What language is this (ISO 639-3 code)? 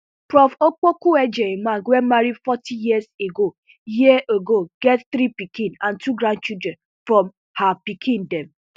pcm